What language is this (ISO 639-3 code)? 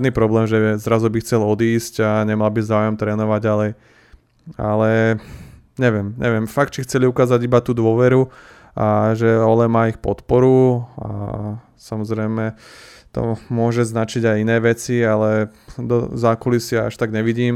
slk